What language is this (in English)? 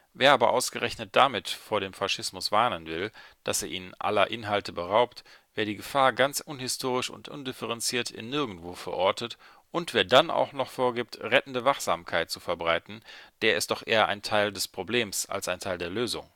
German